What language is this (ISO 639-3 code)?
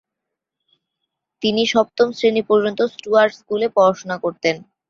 ben